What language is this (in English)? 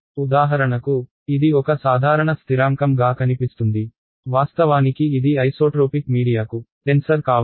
Telugu